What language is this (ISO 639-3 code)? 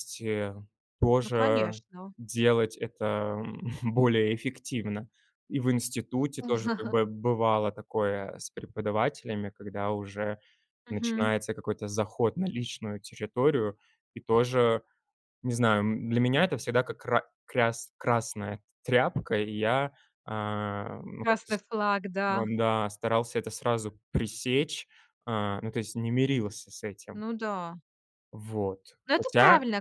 rus